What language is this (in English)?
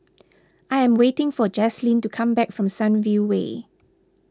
English